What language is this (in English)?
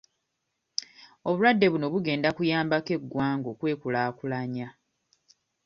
Ganda